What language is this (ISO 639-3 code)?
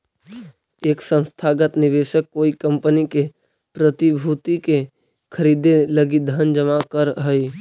mag